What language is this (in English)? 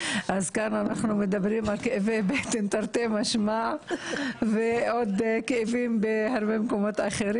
Hebrew